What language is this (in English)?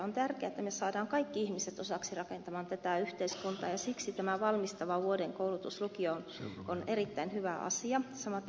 Finnish